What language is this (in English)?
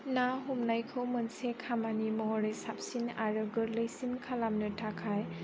Bodo